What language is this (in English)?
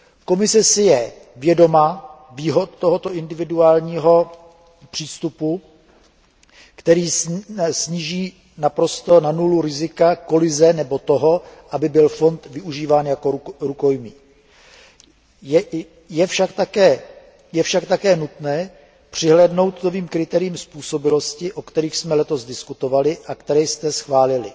Czech